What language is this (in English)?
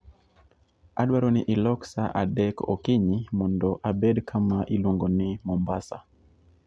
Luo (Kenya and Tanzania)